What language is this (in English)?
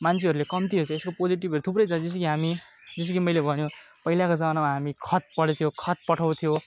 Nepali